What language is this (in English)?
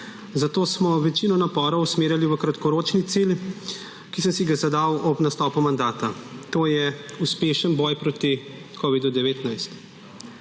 Slovenian